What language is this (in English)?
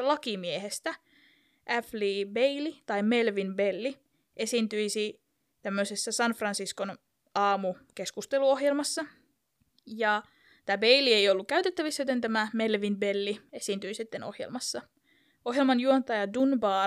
Finnish